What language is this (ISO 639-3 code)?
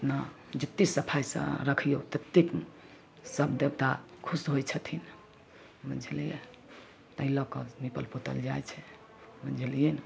mai